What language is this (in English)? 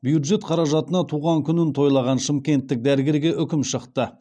Kazakh